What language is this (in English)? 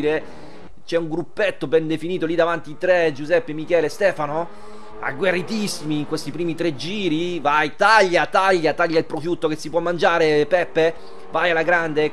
Italian